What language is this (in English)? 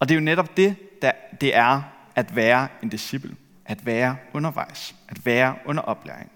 Danish